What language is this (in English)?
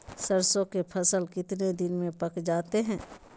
Magahi